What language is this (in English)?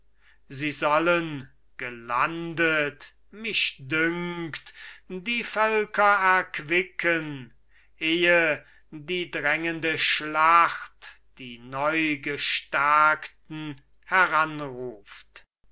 German